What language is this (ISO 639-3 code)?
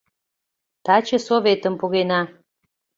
chm